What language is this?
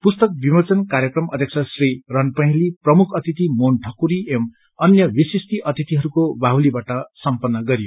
Nepali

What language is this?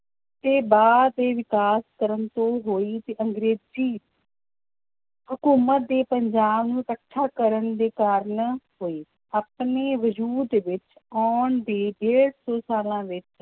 Punjabi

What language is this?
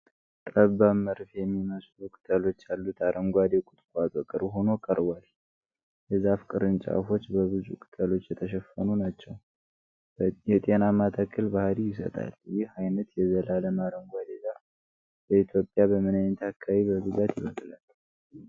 Amharic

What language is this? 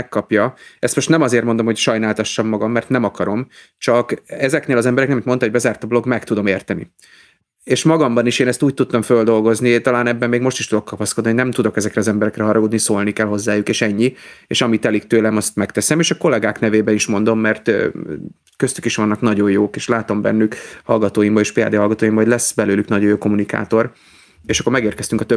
Hungarian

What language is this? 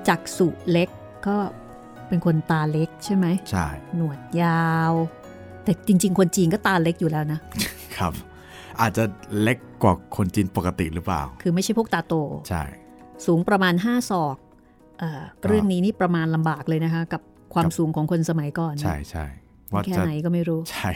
Thai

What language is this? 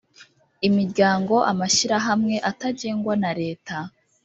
Kinyarwanda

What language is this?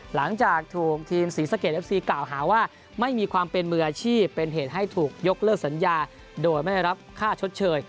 Thai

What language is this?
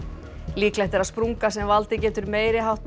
Icelandic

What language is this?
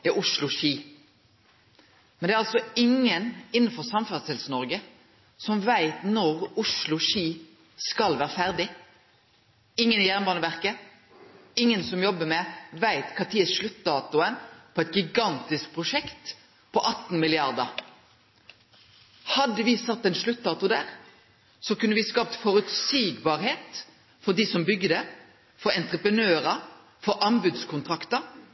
Norwegian Nynorsk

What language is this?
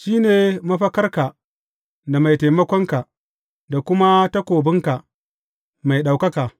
Hausa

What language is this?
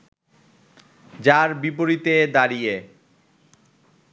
Bangla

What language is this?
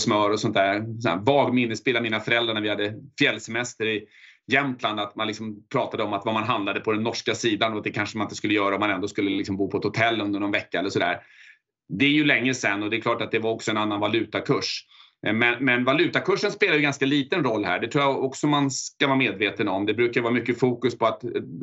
Swedish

